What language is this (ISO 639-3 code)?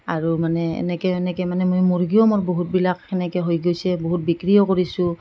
asm